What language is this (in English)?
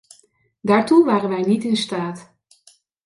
Dutch